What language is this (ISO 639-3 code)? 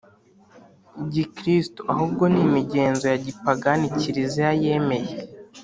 kin